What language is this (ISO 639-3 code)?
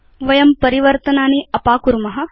san